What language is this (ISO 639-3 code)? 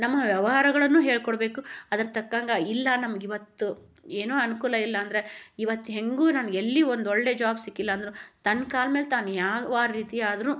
kan